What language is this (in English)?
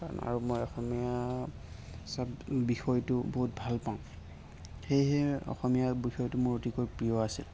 Assamese